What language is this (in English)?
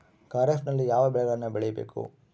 Kannada